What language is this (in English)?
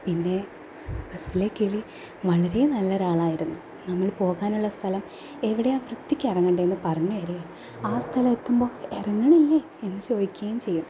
Malayalam